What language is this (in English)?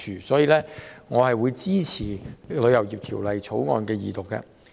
Cantonese